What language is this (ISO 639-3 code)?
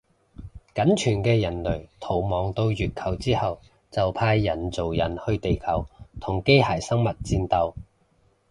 yue